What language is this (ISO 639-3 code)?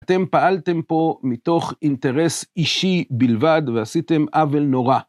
heb